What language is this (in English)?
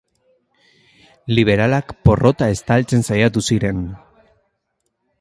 Basque